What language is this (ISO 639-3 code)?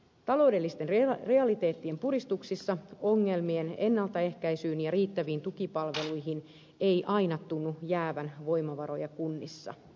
fin